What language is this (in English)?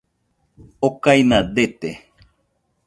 Nüpode Huitoto